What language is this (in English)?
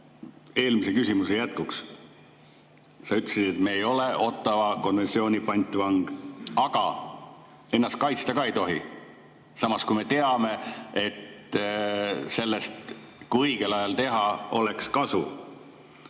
Estonian